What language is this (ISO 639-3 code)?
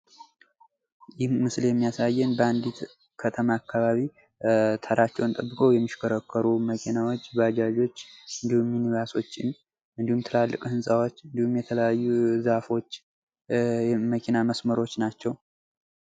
amh